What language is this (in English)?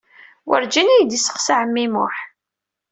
Kabyle